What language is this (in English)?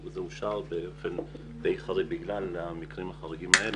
Hebrew